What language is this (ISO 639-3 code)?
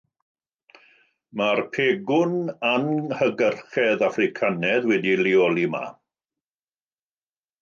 cym